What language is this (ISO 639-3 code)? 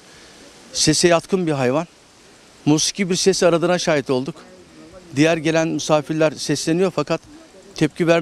tur